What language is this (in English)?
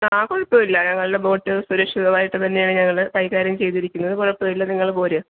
Malayalam